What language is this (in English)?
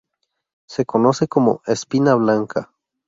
Spanish